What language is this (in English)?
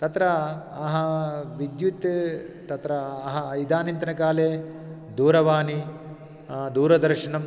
Sanskrit